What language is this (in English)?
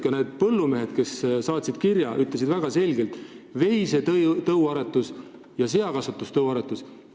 Estonian